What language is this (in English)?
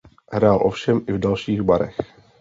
Czech